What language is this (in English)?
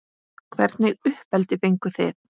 Icelandic